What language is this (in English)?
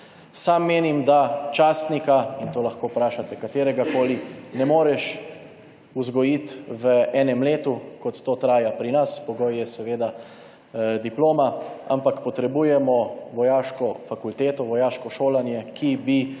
Slovenian